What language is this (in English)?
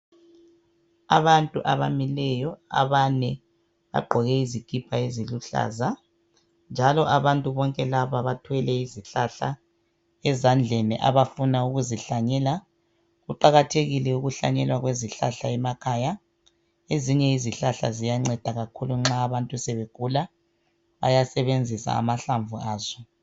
North Ndebele